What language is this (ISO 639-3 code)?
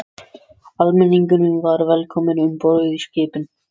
isl